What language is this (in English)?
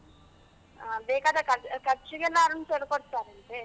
Kannada